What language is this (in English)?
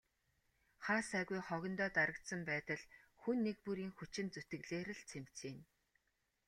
Mongolian